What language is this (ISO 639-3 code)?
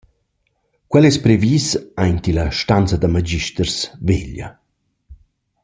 roh